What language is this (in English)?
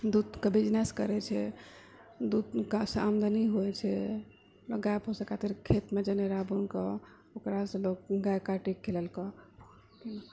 Maithili